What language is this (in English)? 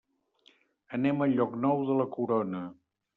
Catalan